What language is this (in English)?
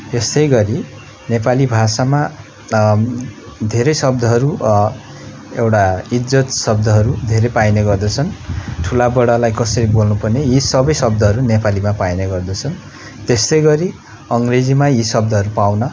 Nepali